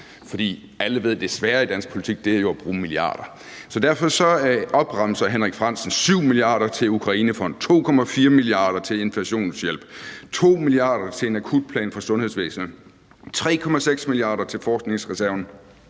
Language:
Danish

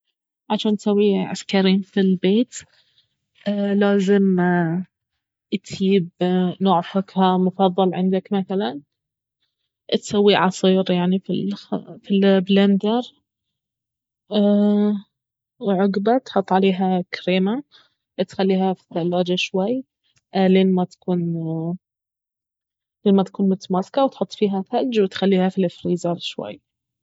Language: Baharna Arabic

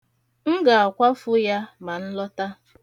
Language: Igbo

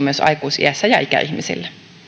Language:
Finnish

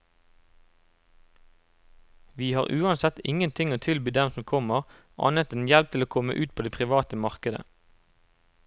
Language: Norwegian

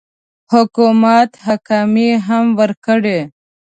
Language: Pashto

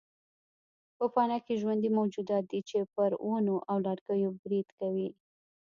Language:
Pashto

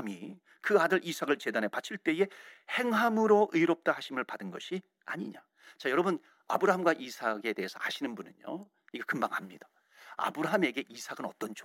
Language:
Korean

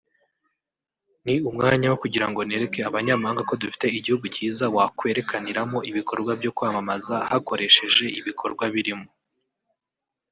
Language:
Kinyarwanda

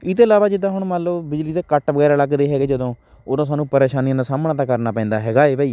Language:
Punjabi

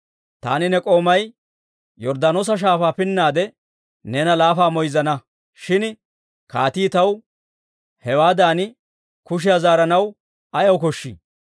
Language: Dawro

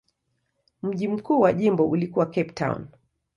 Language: Swahili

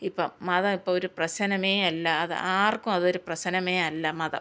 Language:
Malayalam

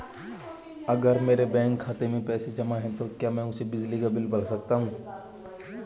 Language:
Hindi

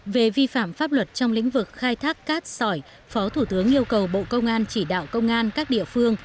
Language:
Vietnamese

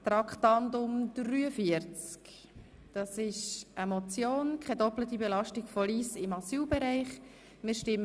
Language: Swiss German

